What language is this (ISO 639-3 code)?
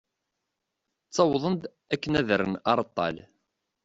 kab